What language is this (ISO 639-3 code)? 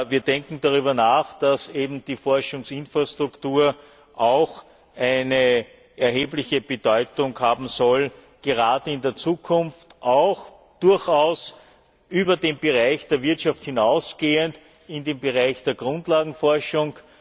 deu